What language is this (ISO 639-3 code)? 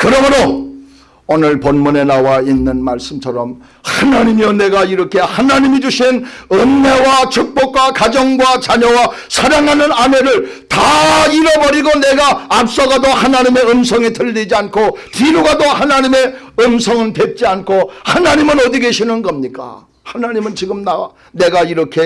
kor